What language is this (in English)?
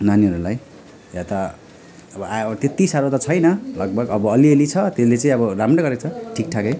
Nepali